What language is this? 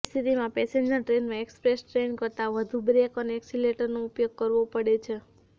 Gujarati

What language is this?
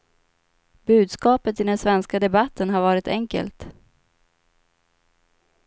Swedish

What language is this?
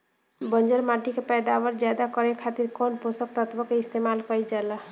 Bhojpuri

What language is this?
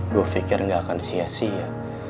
Indonesian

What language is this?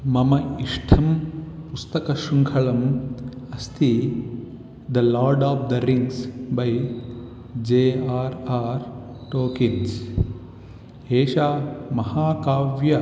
Sanskrit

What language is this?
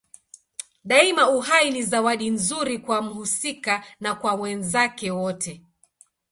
Swahili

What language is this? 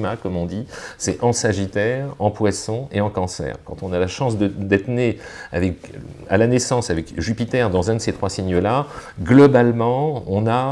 French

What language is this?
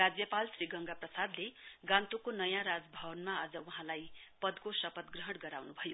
Nepali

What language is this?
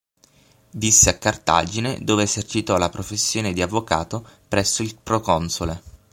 Italian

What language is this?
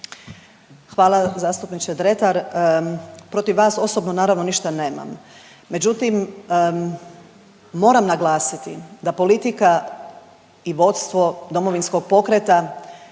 Croatian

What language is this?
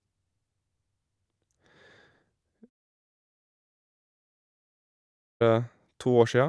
Norwegian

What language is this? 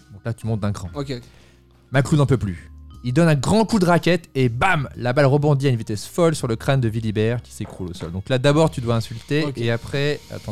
French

